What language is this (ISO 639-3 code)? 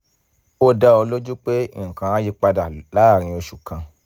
yor